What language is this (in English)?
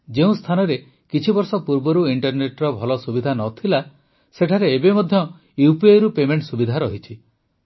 Odia